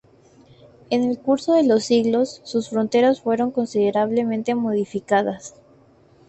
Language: Spanish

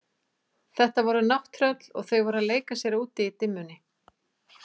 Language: Icelandic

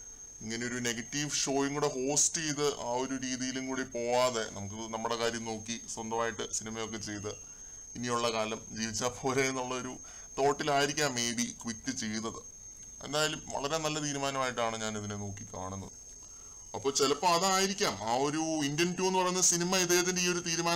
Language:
Malayalam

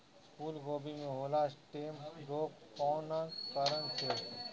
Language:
Bhojpuri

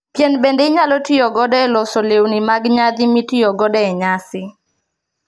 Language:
Luo (Kenya and Tanzania)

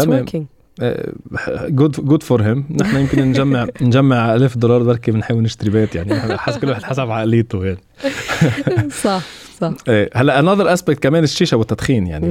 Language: Arabic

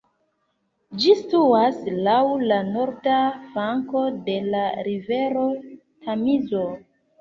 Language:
Esperanto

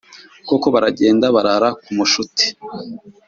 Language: Kinyarwanda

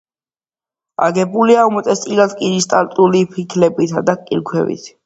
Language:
Georgian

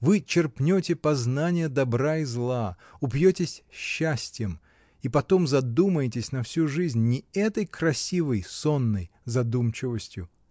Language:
Russian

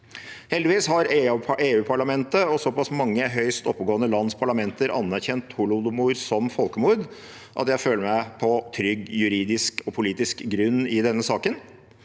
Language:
Norwegian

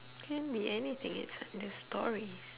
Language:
English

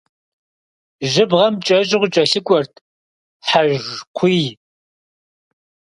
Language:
Kabardian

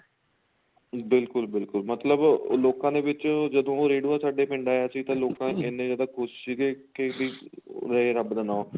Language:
Punjabi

